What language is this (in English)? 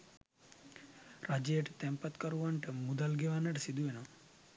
Sinhala